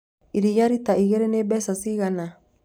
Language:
Kikuyu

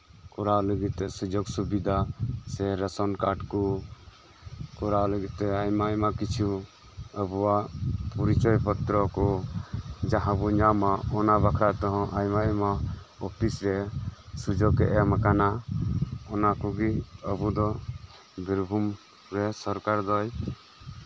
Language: Santali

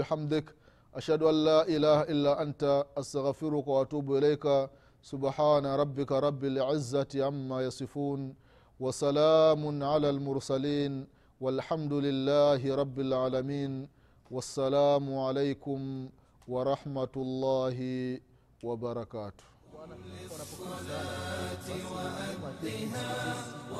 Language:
Swahili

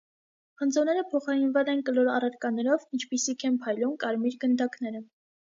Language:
Armenian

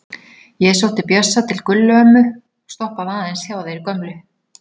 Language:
Icelandic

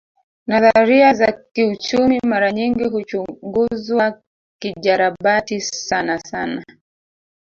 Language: Swahili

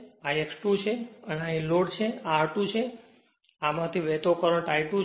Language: Gujarati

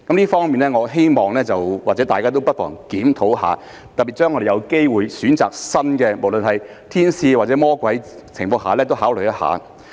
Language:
Cantonese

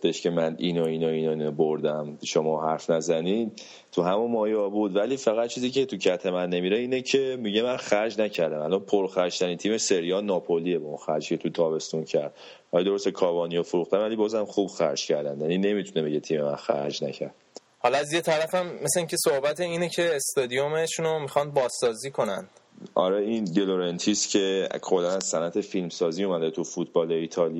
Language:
Persian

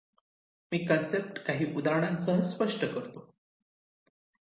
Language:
Marathi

